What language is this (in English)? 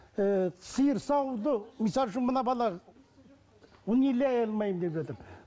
Kazakh